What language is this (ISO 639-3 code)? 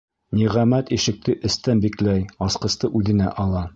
bak